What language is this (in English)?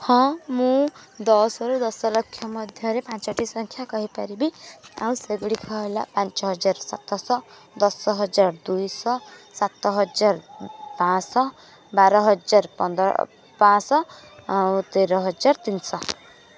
Odia